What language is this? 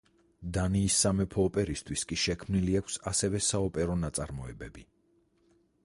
Georgian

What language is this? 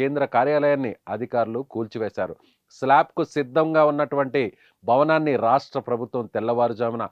Telugu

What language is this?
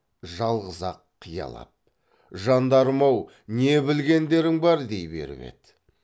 Kazakh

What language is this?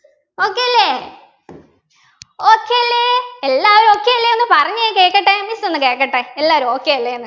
Malayalam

